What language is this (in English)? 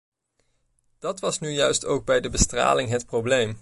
Dutch